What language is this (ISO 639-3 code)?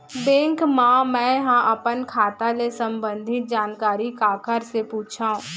hne